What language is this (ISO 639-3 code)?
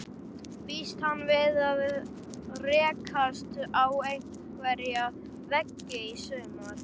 isl